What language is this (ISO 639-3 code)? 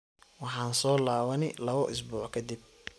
som